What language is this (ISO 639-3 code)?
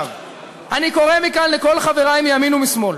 heb